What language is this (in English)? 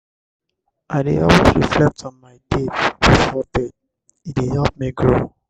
Nigerian Pidgin